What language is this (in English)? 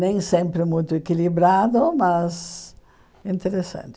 Portuguese